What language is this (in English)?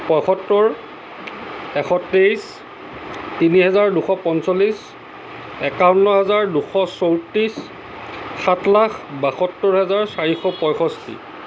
Assamese